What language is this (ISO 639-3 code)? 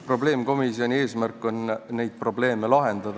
est